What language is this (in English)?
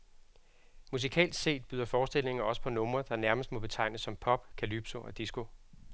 Danish